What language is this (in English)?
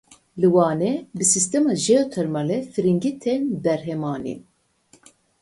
Kurdish